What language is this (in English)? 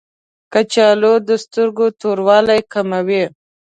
Pashto